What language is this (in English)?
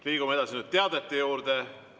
Estonian